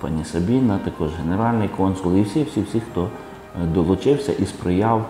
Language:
Ukrainian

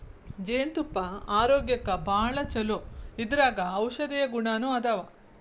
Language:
Kannada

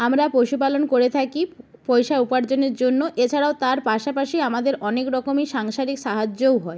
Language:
Bangla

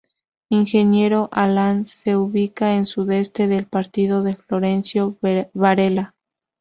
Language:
Spanish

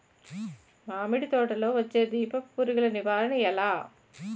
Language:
Telugu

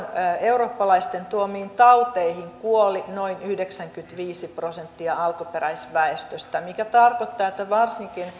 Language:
Finnish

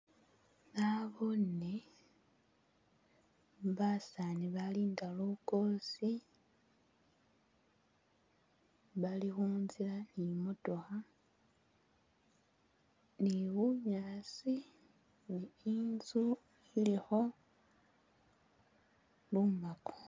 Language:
Masaaba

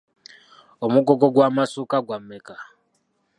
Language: Ganda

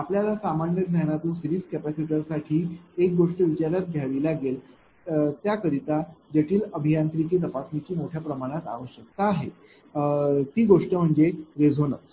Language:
Marathi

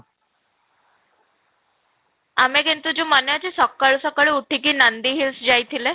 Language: Odia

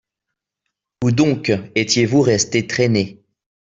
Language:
French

